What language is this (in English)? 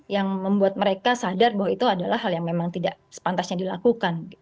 Indonesian